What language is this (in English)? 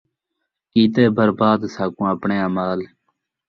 Saraiki